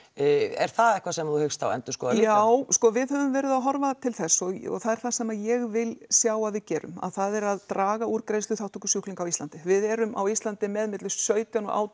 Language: Icelandic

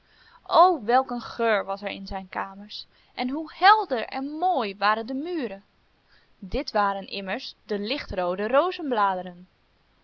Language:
Dutch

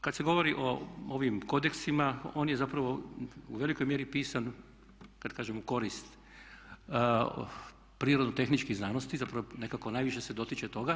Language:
Croatian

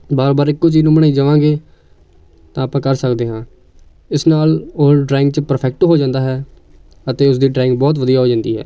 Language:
Punjabi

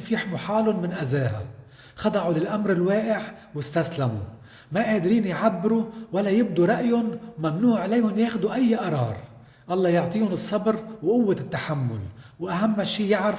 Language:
Arabic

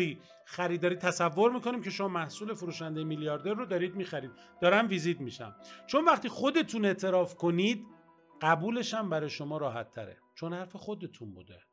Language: Persian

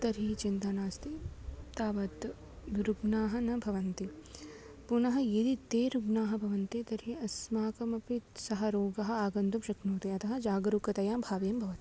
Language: Sanskrit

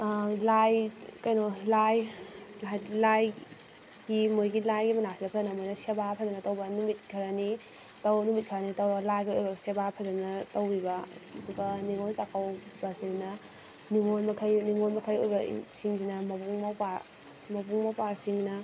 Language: Manipuri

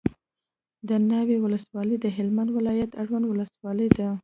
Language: Pashto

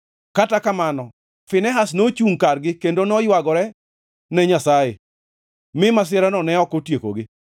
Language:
Luo (Kenya and Tanzania)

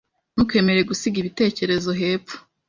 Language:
Kinyarwanda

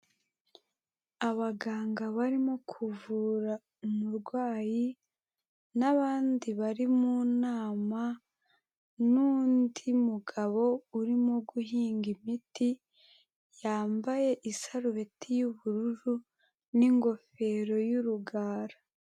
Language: Kinyarwanda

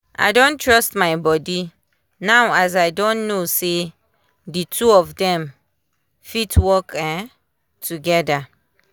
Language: Nigerian Pidgin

